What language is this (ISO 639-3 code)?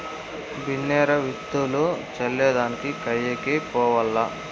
tel